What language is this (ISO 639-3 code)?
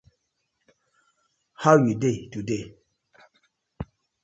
pcm